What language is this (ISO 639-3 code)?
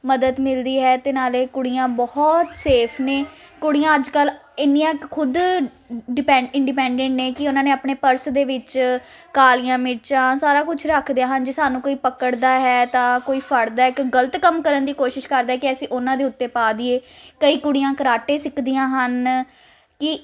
pan